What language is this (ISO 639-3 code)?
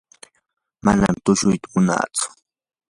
qur